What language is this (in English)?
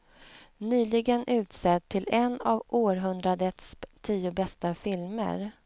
Swedish